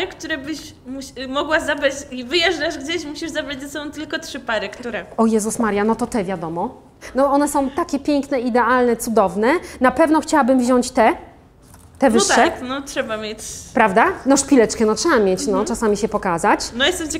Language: Polish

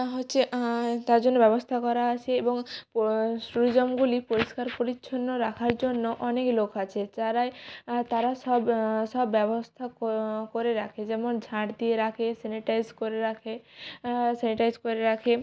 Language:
Bangla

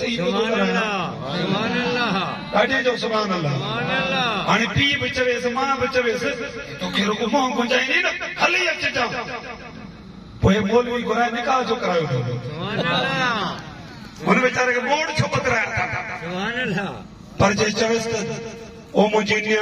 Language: Arabic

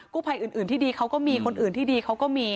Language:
Thai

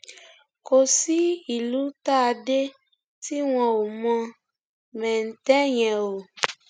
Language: Yoruba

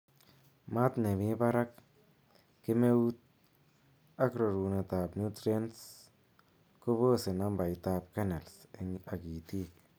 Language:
Kalenjin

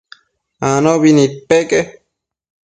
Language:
Matsés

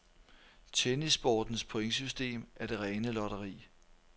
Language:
Danish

